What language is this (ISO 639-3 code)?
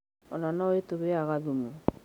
kik